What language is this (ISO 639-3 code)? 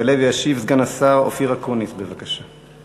heb